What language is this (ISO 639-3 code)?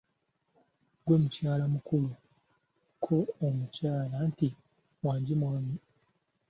lug